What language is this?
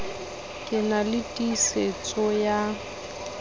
Southern Sotho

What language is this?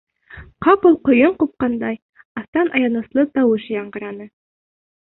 Bashkir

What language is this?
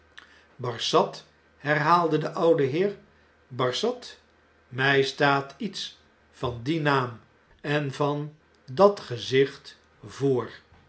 Dutch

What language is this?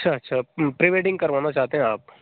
Hindi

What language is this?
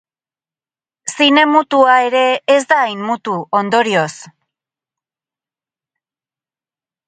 Basque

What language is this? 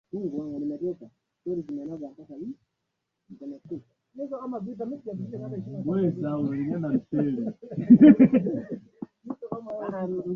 Swahili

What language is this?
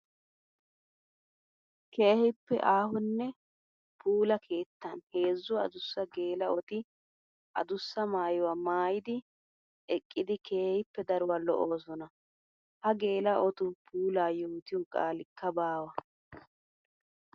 Wolaytta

